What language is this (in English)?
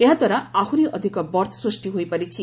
Odia